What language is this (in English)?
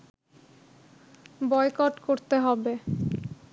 Bangla